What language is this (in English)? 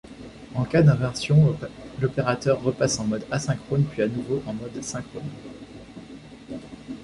French